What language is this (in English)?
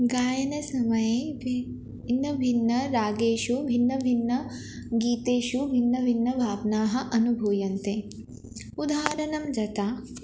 Sanskrit